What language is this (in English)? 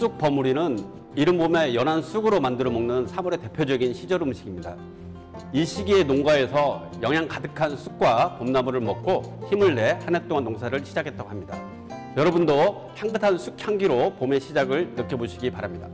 Korean